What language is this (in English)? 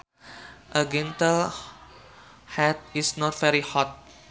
Sundanese